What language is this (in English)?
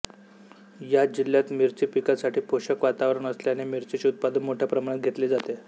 Marathi